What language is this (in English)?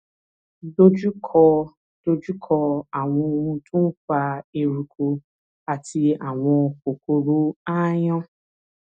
Yoruba